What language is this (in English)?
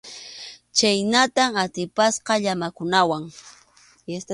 Arequipa-La Unión Quechua